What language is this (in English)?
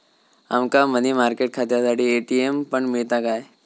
Marathi